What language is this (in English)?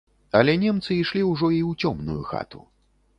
Belarusian